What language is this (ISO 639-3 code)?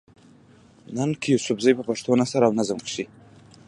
pus